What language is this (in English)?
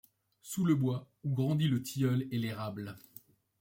French